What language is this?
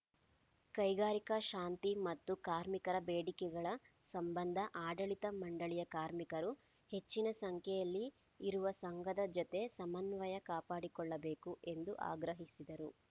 Kannada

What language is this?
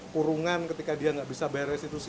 Indonesian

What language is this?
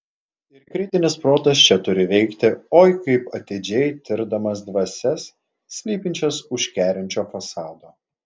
Lithuanian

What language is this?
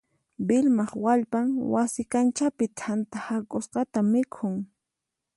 Puno Quechua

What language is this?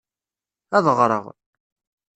Kabyle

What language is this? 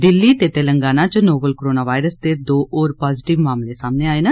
Dogri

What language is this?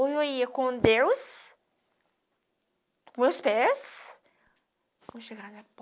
Portuguese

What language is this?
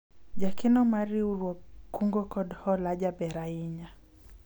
Luo (Kenya and Tanzania)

